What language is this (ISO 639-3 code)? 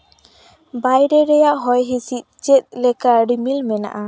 sat